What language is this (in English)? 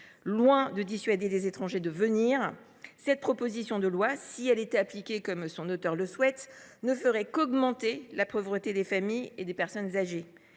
French